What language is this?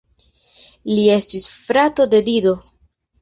Esperanto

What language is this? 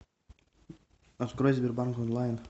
Russian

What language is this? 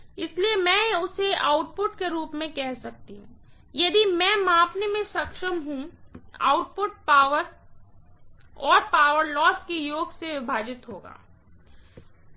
Hindi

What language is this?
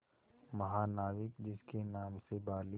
Hindi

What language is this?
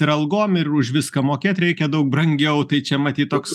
Lithuanian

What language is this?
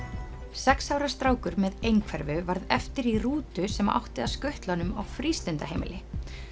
Icelandic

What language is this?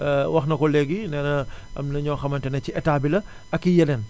Wolof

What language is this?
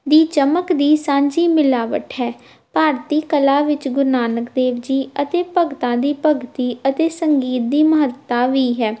Punjabi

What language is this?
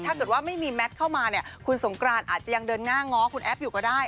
Thai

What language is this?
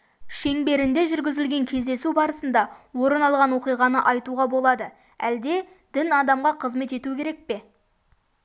Kazakh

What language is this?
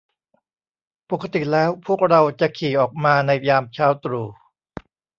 Thai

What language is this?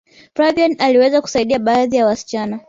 Swahili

